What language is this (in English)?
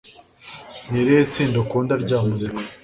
Kinyarwanda